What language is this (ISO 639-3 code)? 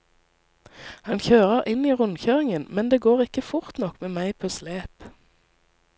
nor